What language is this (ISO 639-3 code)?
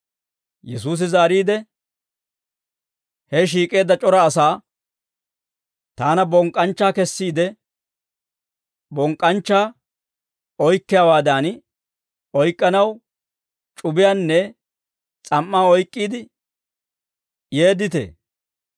dwr